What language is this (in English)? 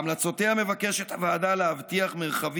Hebrew